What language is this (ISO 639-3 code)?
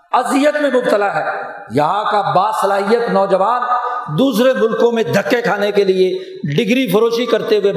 urd